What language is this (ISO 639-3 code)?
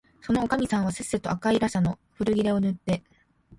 jpn